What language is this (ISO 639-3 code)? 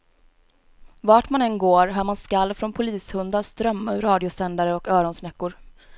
swe